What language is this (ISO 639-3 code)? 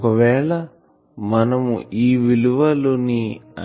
tel